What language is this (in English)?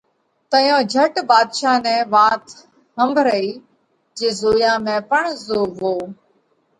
Parkari Koli